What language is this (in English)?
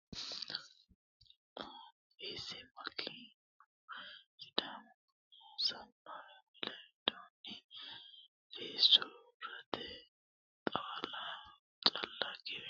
Sidamo